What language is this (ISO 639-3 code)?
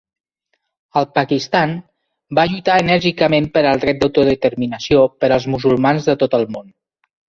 cat